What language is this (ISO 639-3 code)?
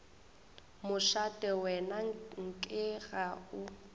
nso